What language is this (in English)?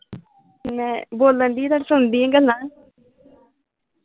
Punjabi